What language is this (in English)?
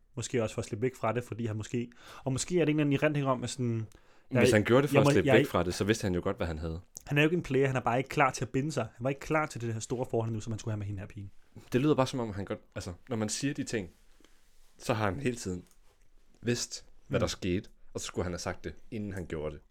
Danish